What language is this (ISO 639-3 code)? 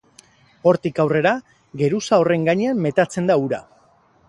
eus